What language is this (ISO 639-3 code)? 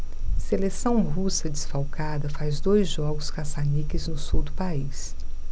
por